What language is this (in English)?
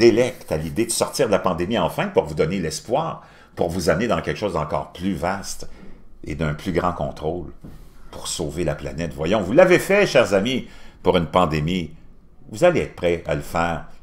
French